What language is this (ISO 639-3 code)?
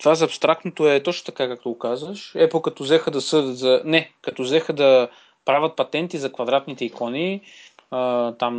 bul